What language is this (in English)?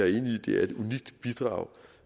Danish